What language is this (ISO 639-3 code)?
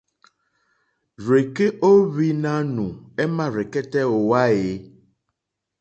bri